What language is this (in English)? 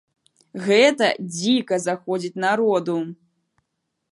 Belarusian